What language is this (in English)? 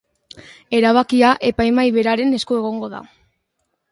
Basque